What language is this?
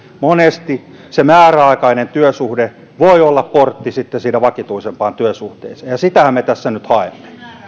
Finnish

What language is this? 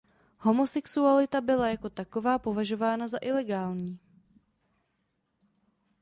Czech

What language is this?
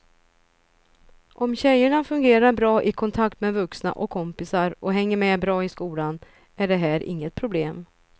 Swedish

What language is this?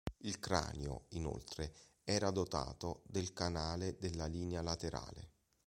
Italian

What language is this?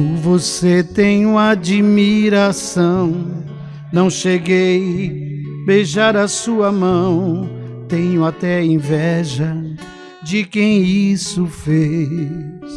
Portuguese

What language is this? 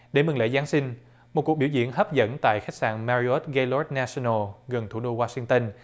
Vietnamese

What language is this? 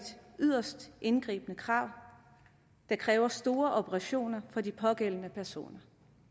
Danish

